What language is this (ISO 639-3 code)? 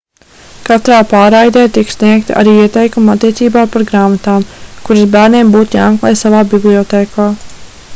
lav